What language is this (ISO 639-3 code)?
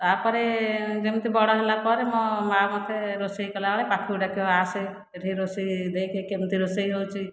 ori